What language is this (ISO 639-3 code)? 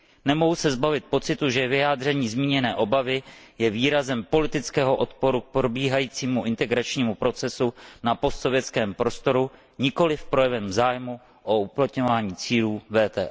ces